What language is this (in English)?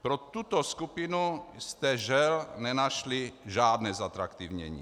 Czech